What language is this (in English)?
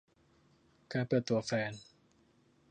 Thai